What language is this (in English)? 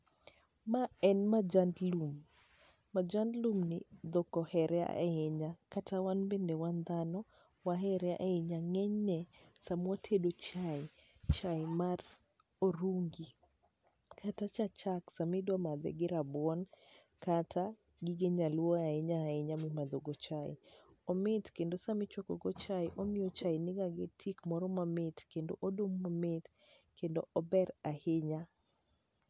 Luo (Kenya and Tanzania)